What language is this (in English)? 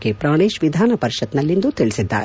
Kannada